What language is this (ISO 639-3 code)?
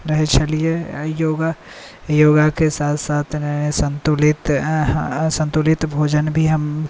mai